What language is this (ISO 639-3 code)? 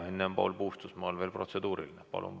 est